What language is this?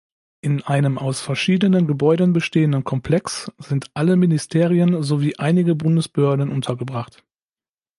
German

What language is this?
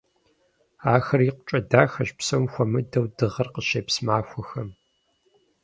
Kabardian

